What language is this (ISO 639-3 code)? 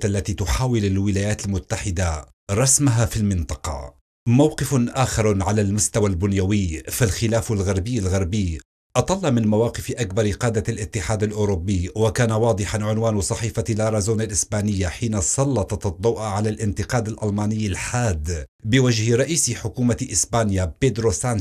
ara